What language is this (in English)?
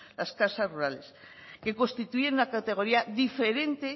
Spanish